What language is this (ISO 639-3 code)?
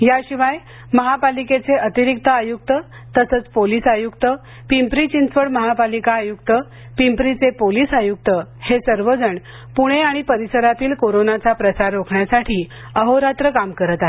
mar